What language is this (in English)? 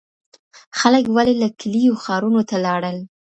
Pashto